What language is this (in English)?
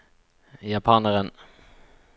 Norwegian